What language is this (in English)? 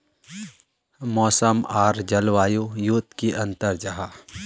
Magahi